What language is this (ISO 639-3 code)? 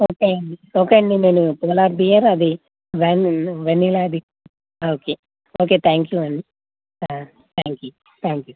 tel